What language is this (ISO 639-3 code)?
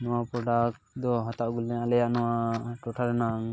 sat